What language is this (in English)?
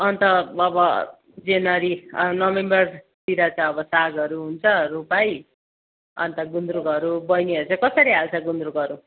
Nepali